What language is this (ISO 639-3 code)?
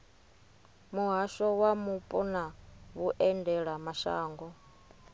ven